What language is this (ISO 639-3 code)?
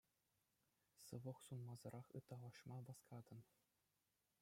chv